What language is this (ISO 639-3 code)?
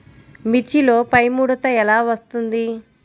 tel